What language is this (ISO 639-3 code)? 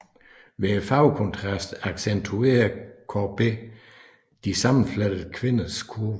dan